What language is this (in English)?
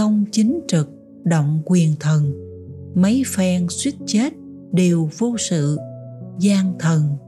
Vietnamese